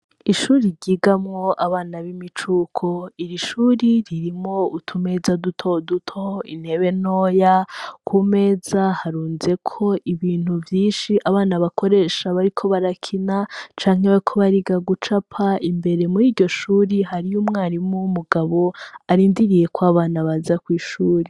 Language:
Rundi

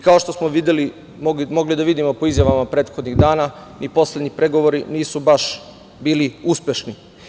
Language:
Serbian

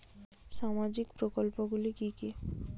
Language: Bangla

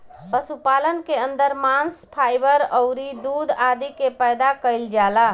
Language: Bhojpuri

